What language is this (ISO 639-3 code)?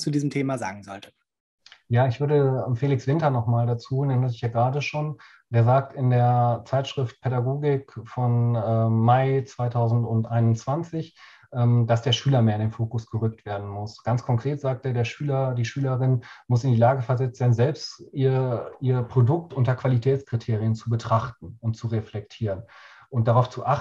deu